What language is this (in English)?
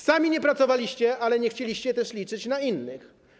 Polish